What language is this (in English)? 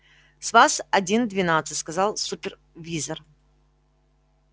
Russian